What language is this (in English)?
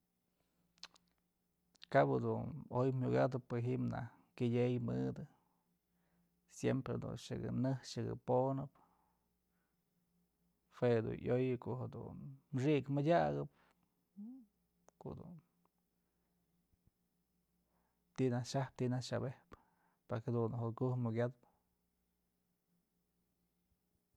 Mazatlán Mixe